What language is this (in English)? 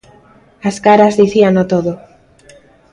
Galician